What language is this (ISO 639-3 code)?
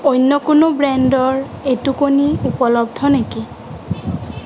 asm